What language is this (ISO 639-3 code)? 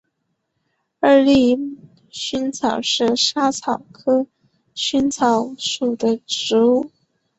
zho